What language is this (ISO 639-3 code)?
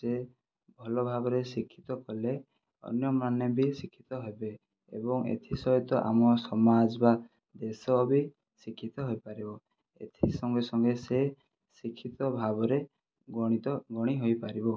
ori